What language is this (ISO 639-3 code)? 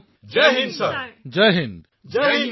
asm